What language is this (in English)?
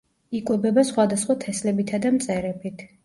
Georgian